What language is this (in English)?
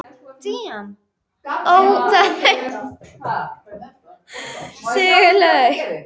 Icelandic